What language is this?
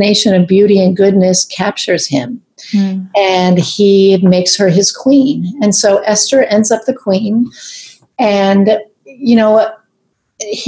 English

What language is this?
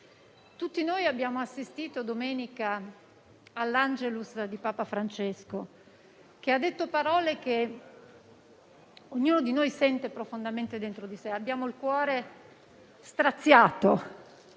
Italian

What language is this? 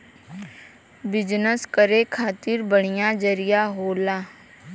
Bhojpuri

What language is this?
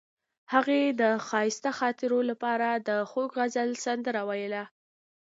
Pashto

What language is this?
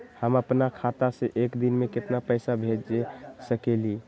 Magahi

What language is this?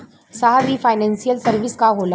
Bhojpuri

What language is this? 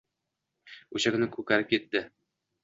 Uzbek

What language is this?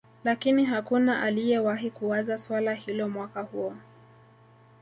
Swahili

